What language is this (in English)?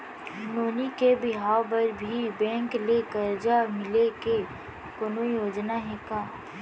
Chhattisgarhi